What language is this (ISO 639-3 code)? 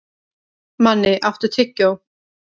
isl